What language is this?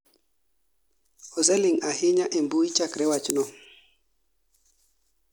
Luo (Kenya and Tanzania)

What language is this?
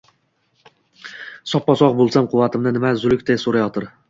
Uzbek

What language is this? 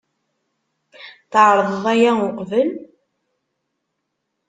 Kabyle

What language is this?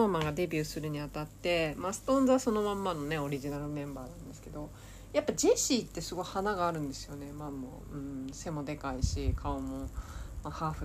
Japanese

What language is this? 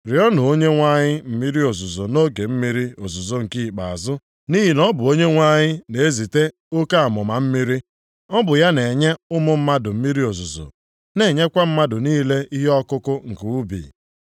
Igbo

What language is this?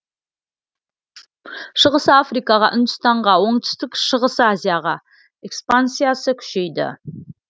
Kazakh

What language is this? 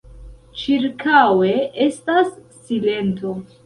Esperanto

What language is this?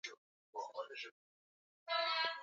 Swahili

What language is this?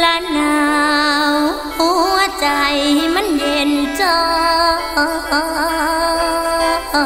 Thai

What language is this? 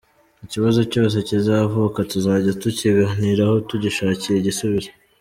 Kinyarwanda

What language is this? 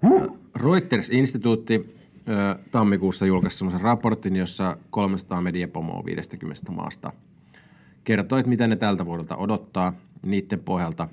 Finnish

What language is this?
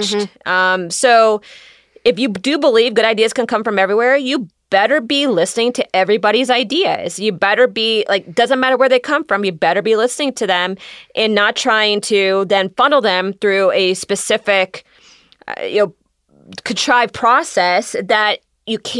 English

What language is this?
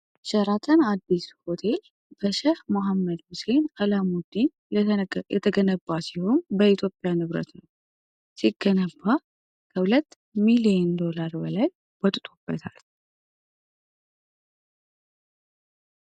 Amharic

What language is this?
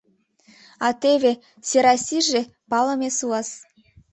Mari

